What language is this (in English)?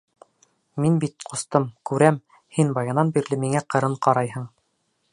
Bashkir